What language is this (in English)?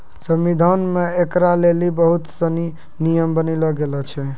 Maithili